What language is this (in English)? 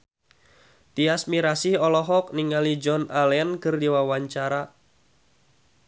Sundanese